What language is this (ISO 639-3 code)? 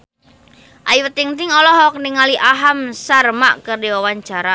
sun